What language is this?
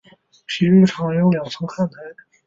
Chinese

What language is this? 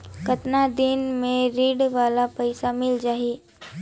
Chhattisgarhi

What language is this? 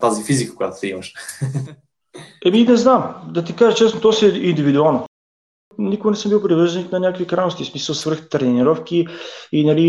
Bulgarian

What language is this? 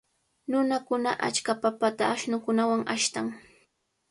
Cajatambo North Lima Quechua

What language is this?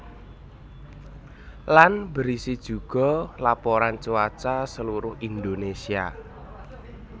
Javanese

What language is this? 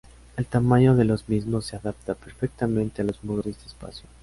Spanish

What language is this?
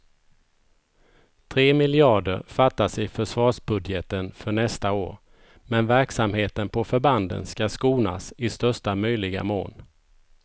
Swedish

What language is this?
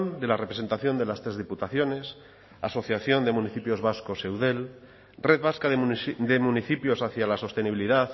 Spanish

